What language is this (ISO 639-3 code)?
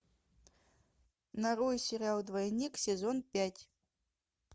rus